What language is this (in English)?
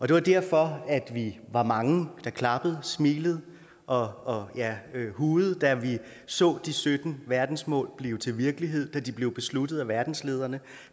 Danish